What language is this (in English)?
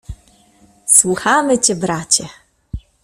Polish